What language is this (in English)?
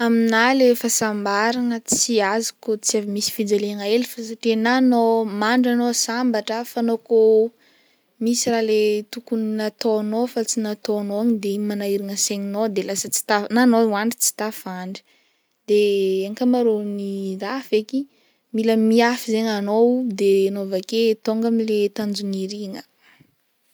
Northern Betsimisaraka Malagasy